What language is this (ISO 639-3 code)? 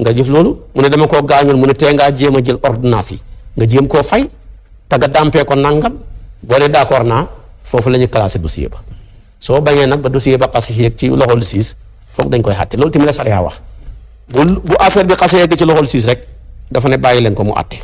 ind